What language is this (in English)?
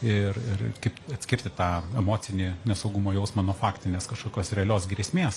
Lithuanian